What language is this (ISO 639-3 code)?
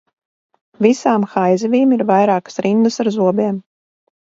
lav